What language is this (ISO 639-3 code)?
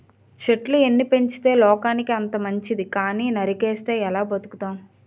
tel